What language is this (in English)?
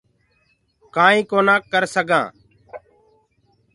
Gurgula